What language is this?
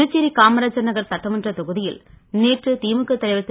Tamil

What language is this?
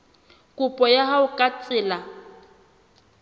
Southern Sotho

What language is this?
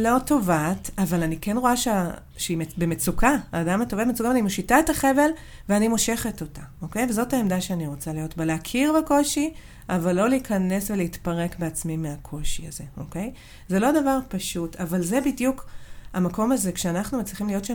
Hebrew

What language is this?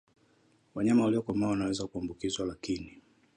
Swahili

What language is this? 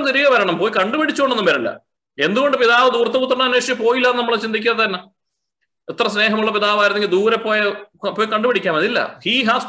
Malayalam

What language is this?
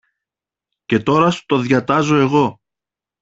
Greek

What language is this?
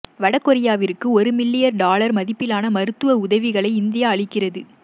Tamil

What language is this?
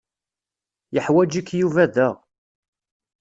Kabyle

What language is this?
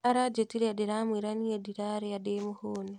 Kikuyu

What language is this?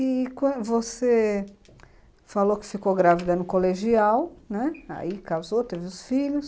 Portuguese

